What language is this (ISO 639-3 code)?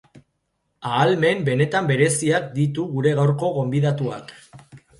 eus